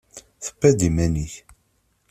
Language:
Kabyle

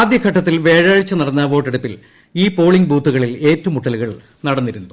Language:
Malayalam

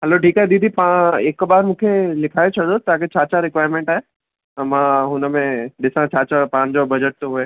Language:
Sindhi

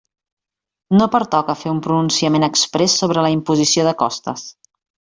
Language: Catalan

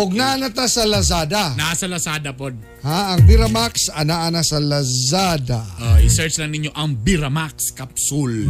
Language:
Filipino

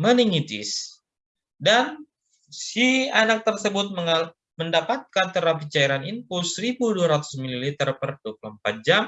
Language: Indonesian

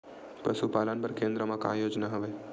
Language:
Chhattisgarhi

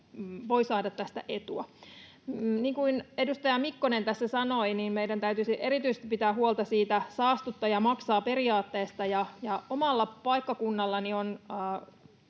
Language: Finnish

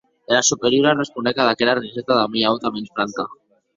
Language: Occitan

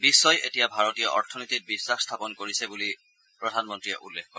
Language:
Assamese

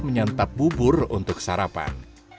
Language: Indonesian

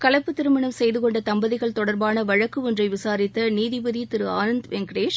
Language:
Tamil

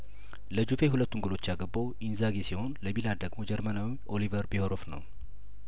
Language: Amharic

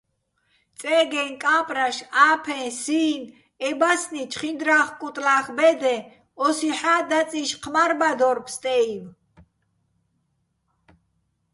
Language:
Bats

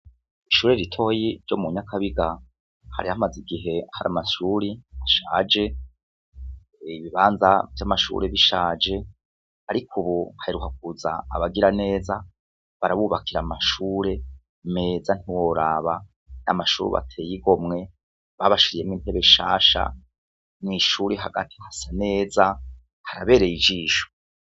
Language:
Rundi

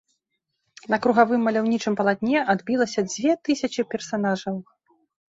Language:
Belarusian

